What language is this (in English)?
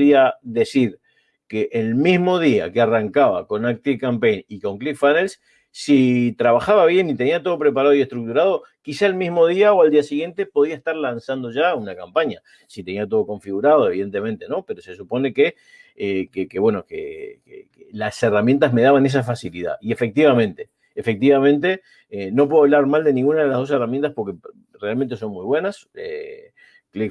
Spanish